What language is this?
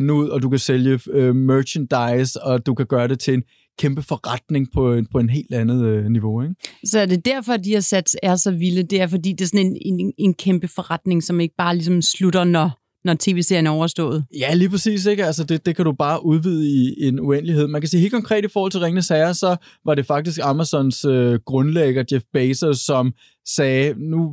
Danish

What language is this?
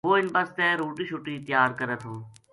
Gujari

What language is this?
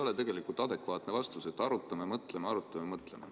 Estonian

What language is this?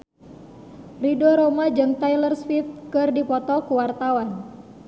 Sundanese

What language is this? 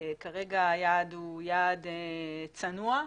Hebrew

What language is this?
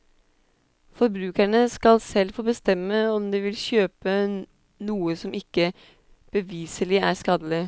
Norwegian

